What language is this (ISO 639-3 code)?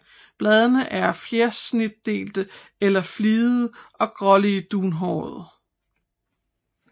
dan